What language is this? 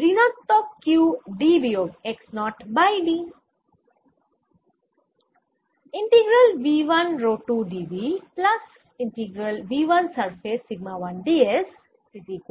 Bangla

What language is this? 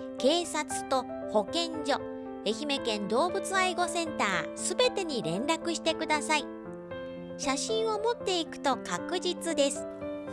Japanese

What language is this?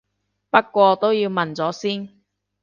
Cantonese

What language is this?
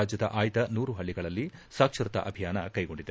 Kannada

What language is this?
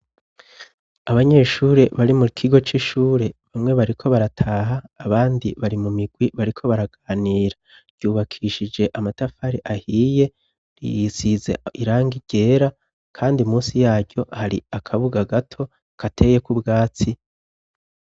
Rundi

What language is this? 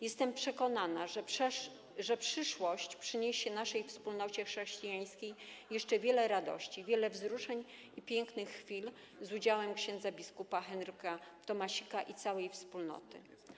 Polish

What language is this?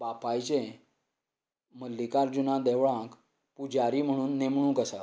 Konkani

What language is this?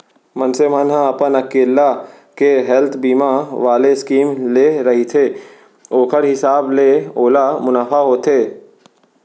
Chhattisgarhi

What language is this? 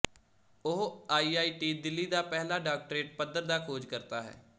Punjabi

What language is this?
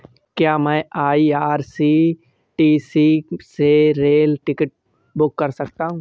Hindi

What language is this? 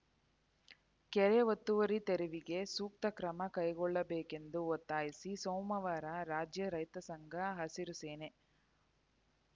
Kannada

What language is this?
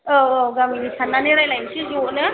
Bodo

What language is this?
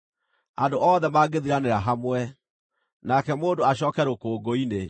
Kikuyu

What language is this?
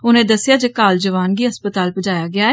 Dogri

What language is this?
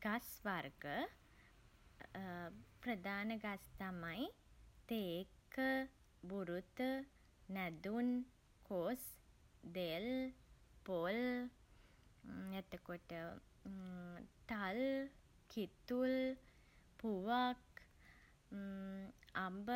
Sinhala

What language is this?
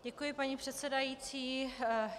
Czech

